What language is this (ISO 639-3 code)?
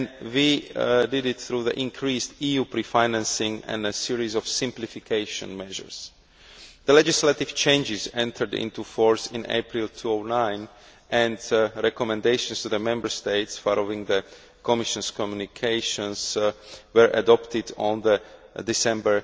eng